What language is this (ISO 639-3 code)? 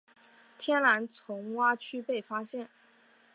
zho